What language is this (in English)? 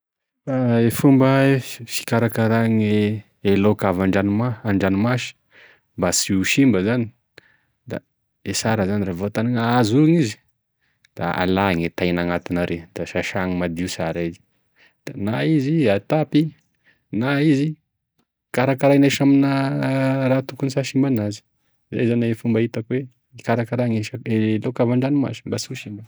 Tesaka Malagasy